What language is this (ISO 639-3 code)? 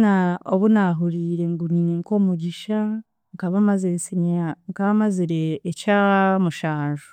cgg